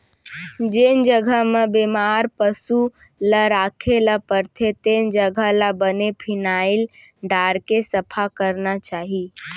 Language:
Chhattisgarhi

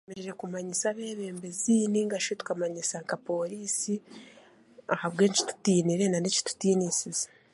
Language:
Chiga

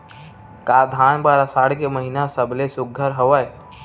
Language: Chhattisgarhi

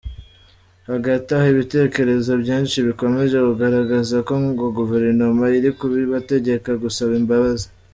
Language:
Kinyarwanda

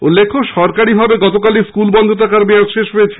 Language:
Bangla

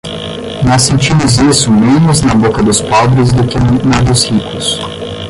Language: Portuguese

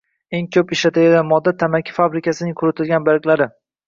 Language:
Uzbek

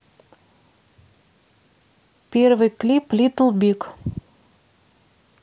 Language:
Russian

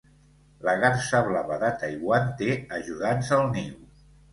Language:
Catalan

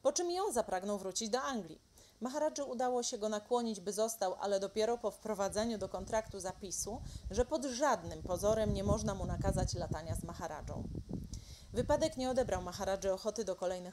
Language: Polish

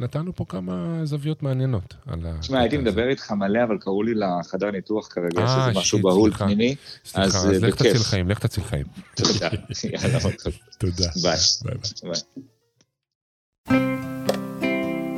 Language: Hebrew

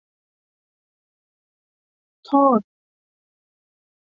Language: Thai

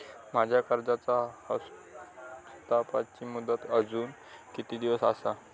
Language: Marathi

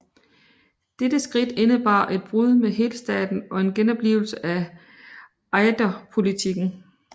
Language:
Danish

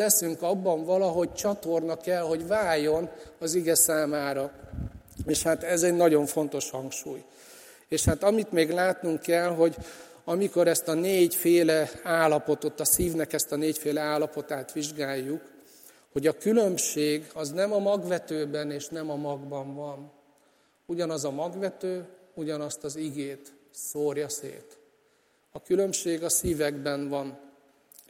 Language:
Hungarian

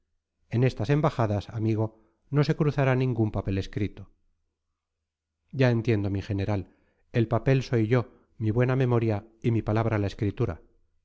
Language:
Spanish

